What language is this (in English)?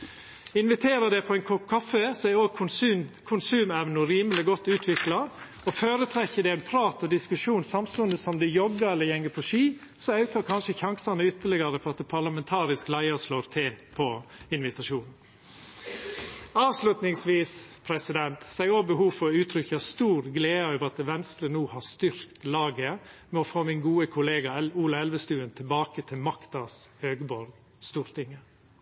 Norwegian Nynorsk